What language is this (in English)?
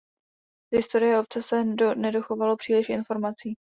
Czech